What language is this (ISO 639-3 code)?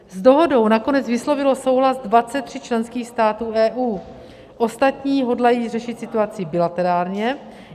ces